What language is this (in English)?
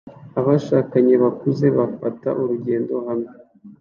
Kinyarwanda